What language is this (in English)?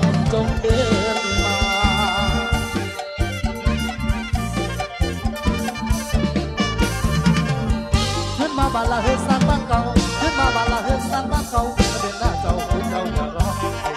Thai